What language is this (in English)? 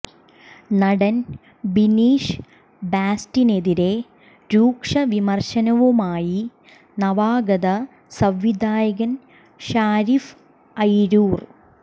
Malayalam